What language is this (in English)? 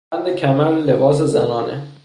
Persian